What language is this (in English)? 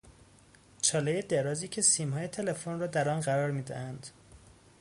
Persian